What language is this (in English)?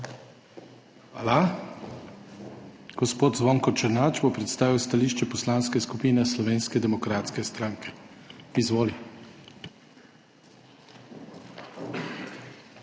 Slovenian